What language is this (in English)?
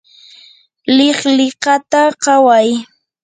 Yanahuanca Pasco Quechua